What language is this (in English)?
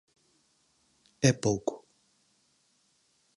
Galician